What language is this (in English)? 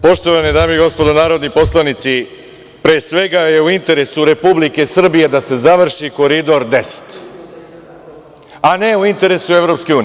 Serbian